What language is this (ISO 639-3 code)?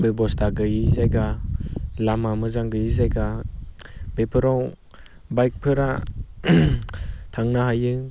brx